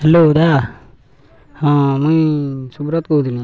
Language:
Odia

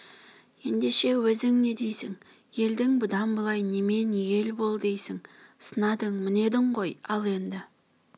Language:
Kazakh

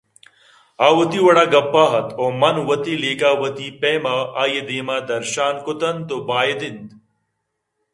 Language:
Eastern Balochi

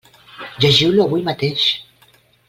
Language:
Catalan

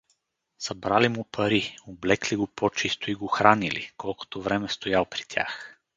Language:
Bulgarian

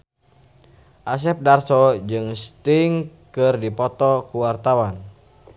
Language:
Sundanese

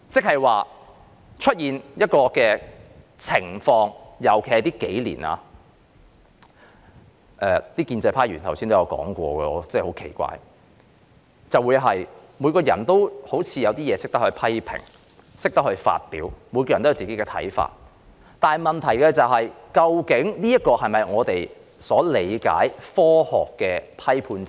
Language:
Cantonese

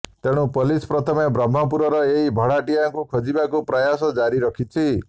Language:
Odia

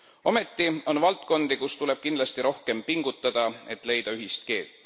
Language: Estonian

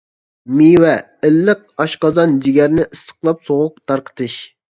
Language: Uyghur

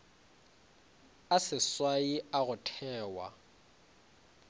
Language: Northern Sotho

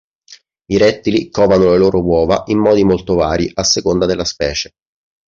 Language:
Italian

